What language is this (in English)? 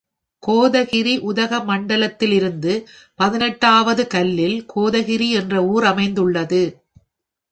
Tamil